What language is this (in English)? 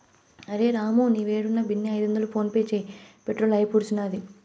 Telugu